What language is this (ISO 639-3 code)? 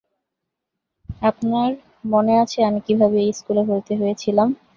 ben